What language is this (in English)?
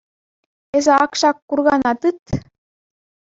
Chuvash